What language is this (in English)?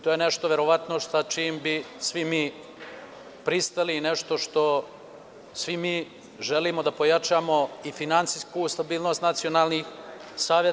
Serbian